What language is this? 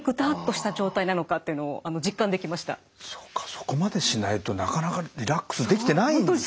Japanese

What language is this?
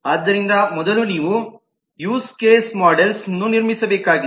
Kannada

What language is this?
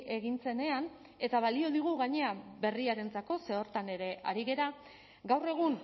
Basque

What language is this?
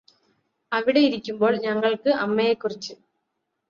Malayalam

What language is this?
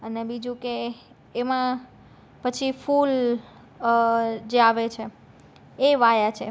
Gujarati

